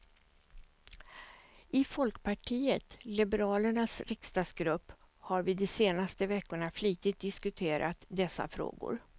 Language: Swedish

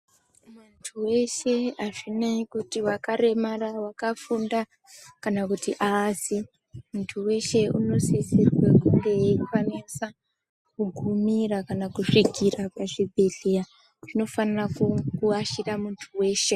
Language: Ndau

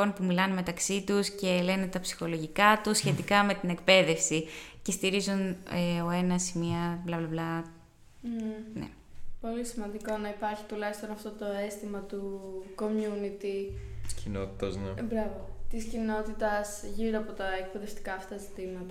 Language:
Greek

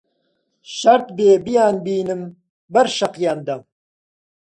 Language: Central Kurdish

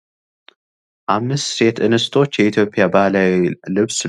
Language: Amharic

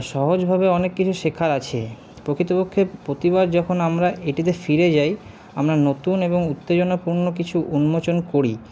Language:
Bangla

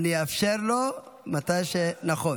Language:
Hebrew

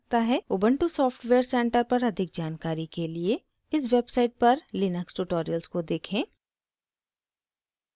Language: Hindi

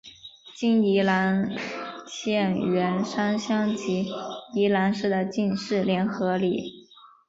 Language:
Chinese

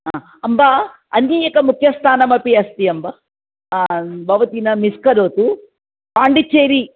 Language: Sanskrit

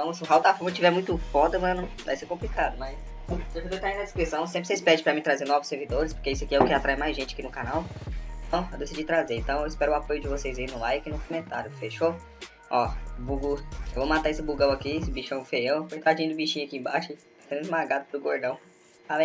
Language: Portuguese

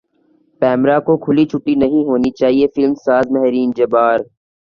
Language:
Urdu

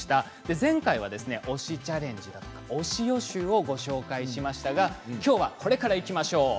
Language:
Japanese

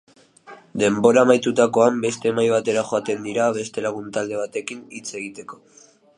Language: Basque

